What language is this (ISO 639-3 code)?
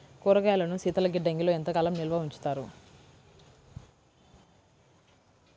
tel